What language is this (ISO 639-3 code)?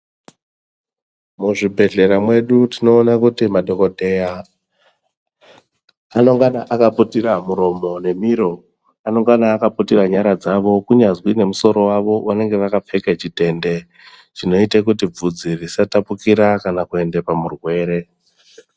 ndc